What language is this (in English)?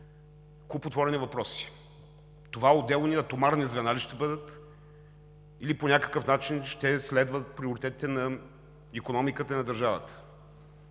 Bulgarian